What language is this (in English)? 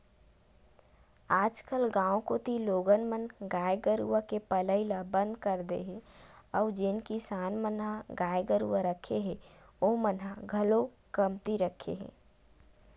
Chhattisgarhi